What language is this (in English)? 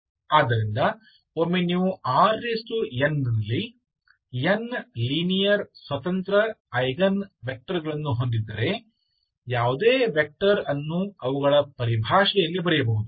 Kannada